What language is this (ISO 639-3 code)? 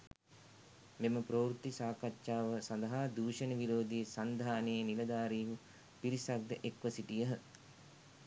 sin